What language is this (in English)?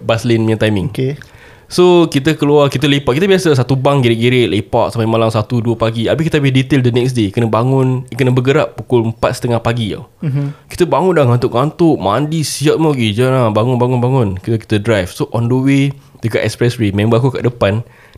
Malay